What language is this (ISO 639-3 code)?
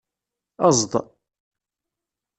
kab